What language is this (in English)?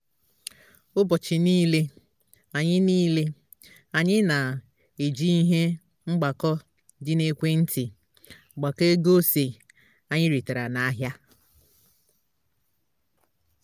Igbo